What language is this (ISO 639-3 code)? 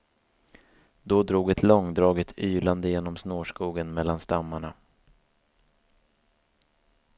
swe